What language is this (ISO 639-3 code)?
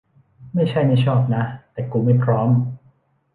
tha